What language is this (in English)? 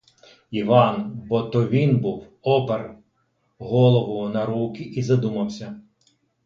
Ukrainian